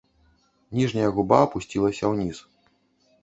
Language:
Belarusian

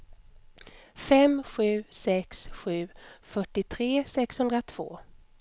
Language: Swedish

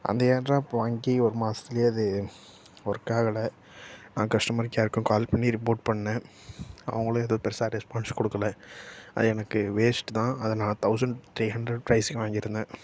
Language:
Tamil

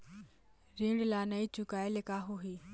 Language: Chhattisgarhi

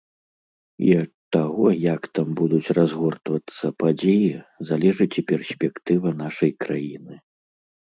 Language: Belarusian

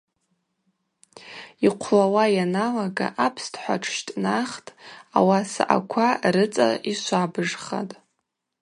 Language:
Abaza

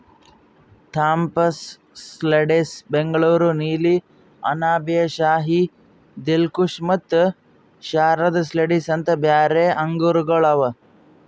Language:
Kannada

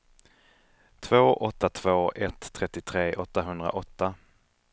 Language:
Swedish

